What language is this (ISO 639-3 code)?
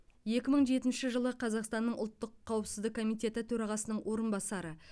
kaz